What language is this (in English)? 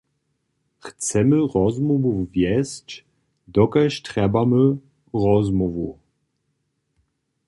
Upper Sorbian